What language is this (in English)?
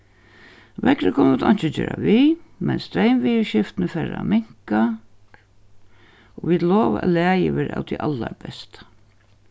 Faroese